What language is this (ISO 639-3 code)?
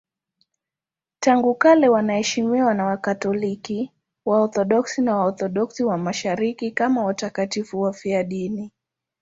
swa